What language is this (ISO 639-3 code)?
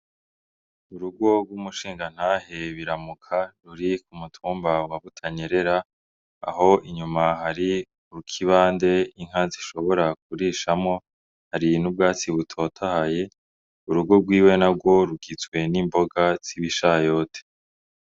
run